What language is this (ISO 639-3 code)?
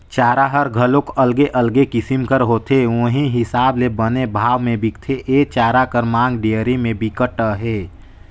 hne